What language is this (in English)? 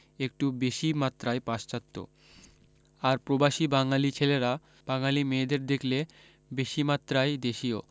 Bangla